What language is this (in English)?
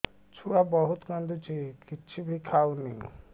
Odia